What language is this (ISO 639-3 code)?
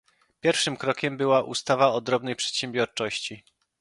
pol